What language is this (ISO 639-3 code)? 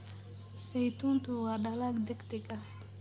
som